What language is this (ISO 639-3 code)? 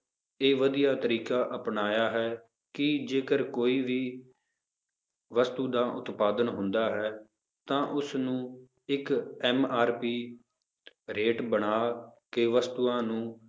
pan